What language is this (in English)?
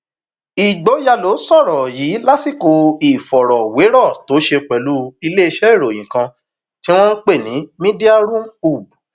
Yoruba